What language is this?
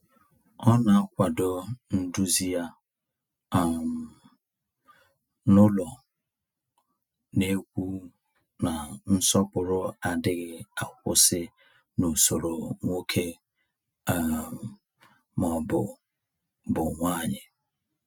Igbo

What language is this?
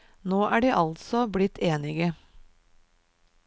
Norwegian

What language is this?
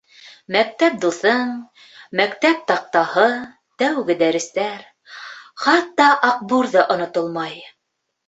Bashkir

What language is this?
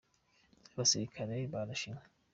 Kinyarwanda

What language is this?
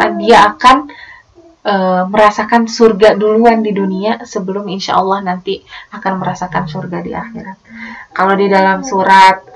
Indonesian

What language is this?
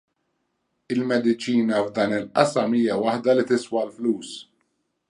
Maltese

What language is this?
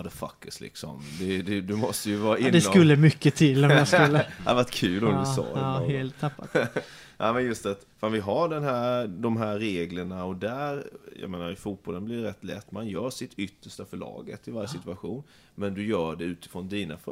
Swedish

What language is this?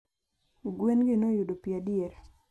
Luo (Kenya and Tanzania)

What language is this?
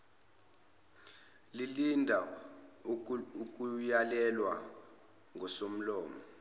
Zulu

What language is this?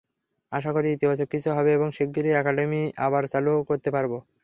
Bangla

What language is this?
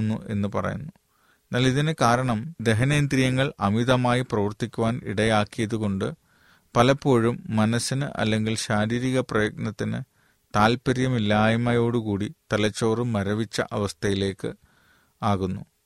Malayalam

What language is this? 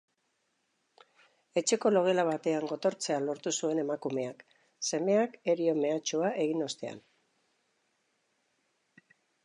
Basque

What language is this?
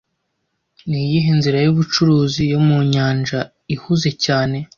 Kinyarwanda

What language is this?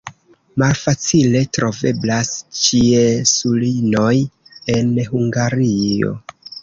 Esperanto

